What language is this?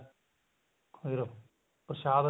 Punjabi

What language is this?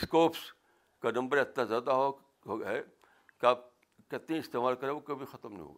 Urdu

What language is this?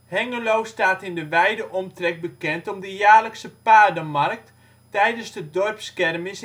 Dutch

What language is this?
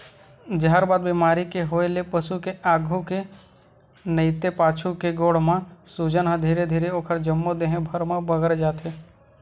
Chhattisgarhi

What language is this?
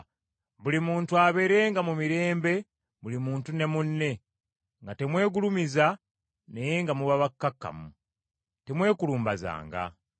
Ganda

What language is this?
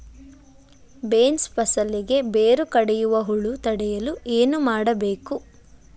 Kannada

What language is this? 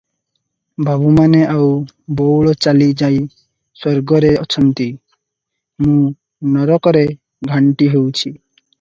Odia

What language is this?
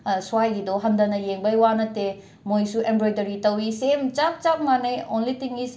Manipuri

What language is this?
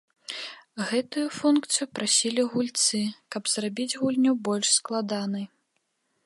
Belarusian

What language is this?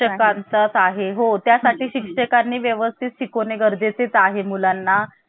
Marathi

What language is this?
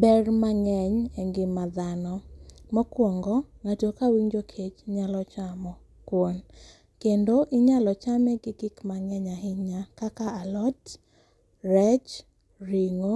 Luo (Kenya and Tanzania)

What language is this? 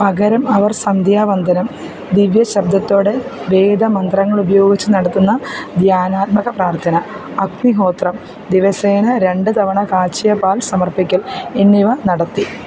Malayalam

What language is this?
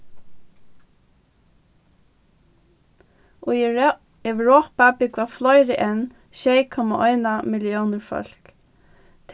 Faroese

